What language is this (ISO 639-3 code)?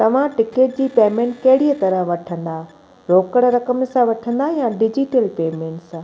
snd